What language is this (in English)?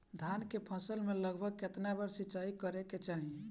Bhojpuri